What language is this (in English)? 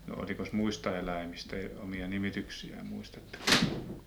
Finnish